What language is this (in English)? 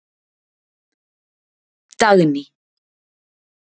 Icelandic